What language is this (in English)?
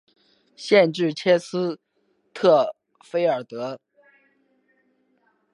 Chinese